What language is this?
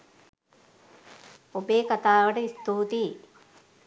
Sinhala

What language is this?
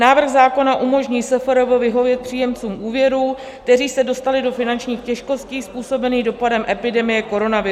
Czech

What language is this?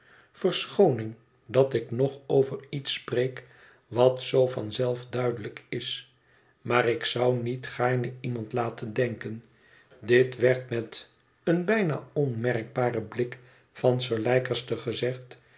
Dutch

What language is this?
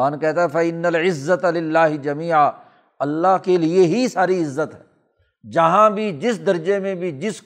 Urdu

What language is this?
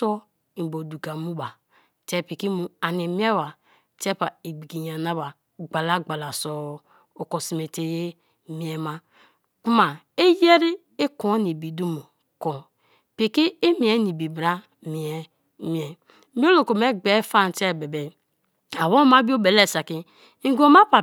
Kalabari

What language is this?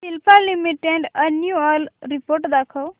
Marathi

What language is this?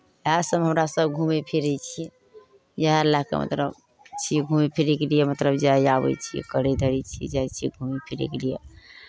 Maithili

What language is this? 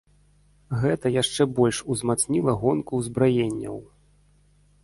Belarusian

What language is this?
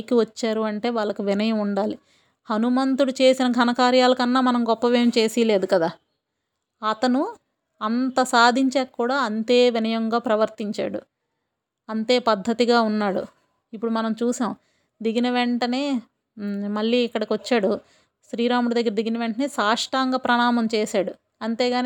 Telugu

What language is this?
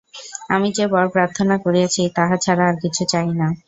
Bangla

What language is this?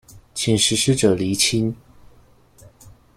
Chinese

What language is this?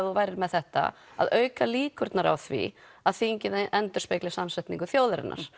Icelandic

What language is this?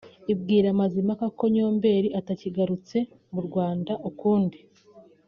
Kinyarwanda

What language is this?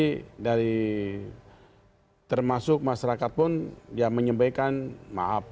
Indonesian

